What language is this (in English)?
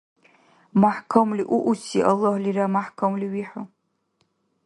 Dargwa